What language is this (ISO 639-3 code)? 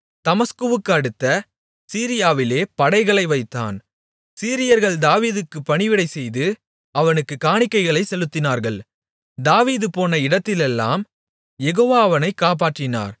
tam